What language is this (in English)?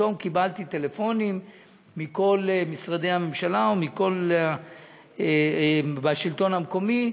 Hebrew